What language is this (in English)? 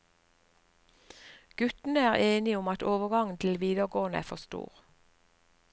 Norwegian